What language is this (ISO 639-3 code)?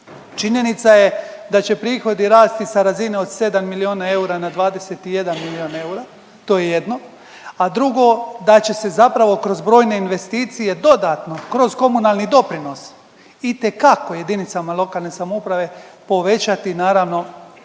hrv